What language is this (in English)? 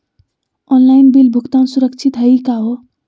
Magahi